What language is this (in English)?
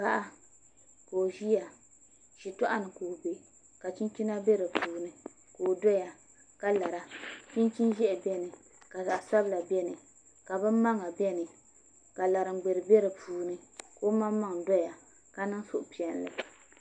Dagbani